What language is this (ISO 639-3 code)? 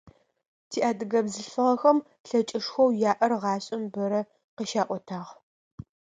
ady